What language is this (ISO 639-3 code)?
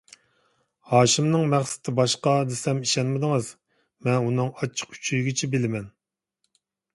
uig